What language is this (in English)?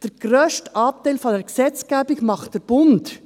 Swiss German